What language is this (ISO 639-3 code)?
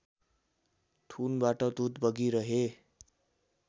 nep